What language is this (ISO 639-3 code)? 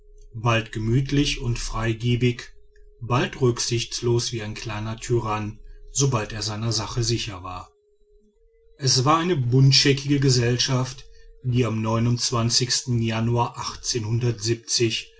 deu